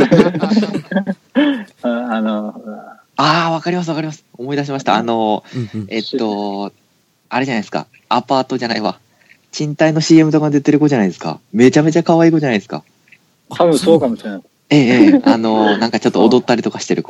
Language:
Japanese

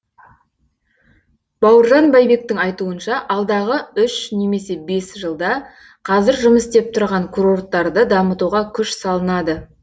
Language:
Kazakh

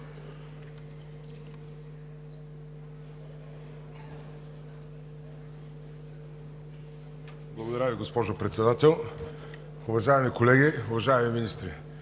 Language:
Bulgarian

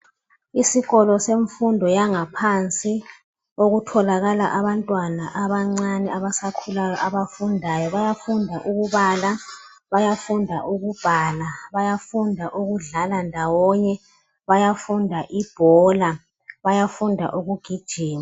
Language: North Ndebele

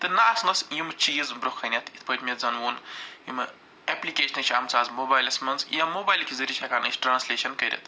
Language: Kashmiri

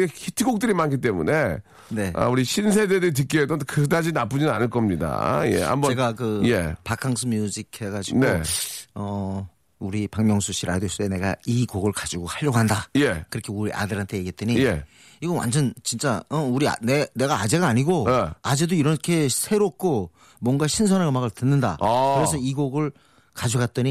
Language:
Korean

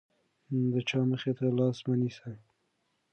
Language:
Pashto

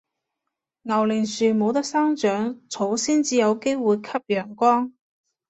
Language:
Cantonese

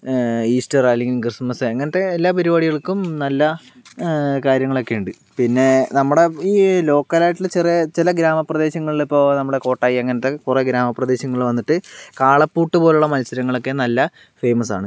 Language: Malayalam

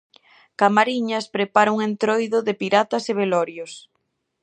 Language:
Galician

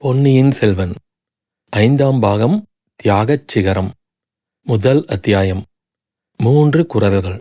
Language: Tamil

